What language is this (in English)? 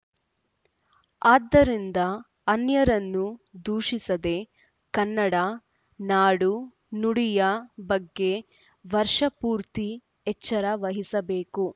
Kannada